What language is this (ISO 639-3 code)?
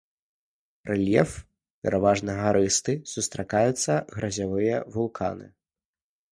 bel